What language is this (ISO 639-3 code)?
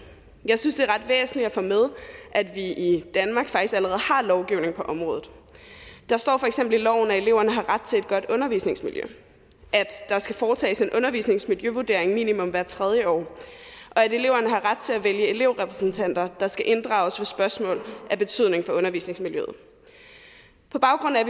dan